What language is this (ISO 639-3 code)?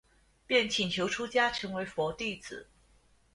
zho